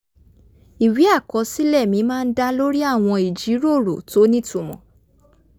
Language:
Yoruba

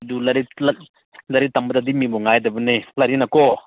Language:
Manipuri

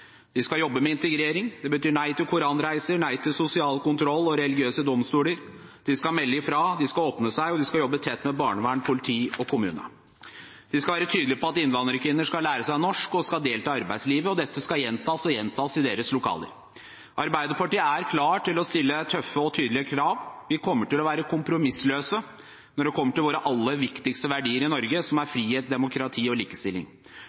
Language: Norwegian Bokmål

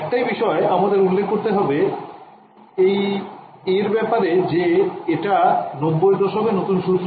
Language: Bangla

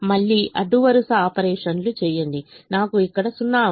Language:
Telugu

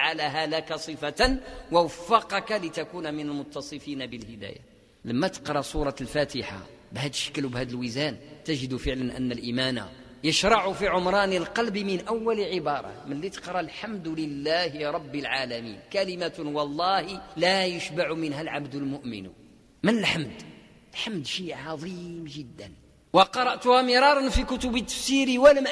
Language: Arabic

